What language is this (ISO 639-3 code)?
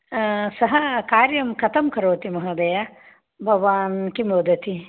san